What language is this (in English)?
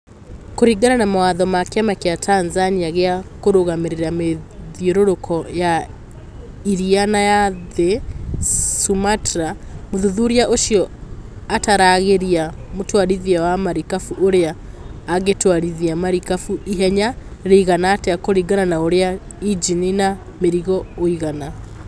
Kikuyu